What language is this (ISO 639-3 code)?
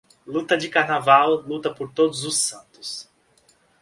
por